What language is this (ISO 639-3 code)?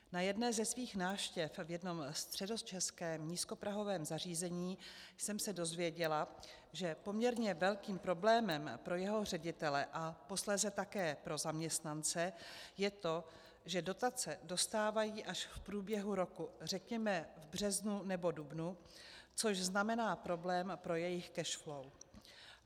ces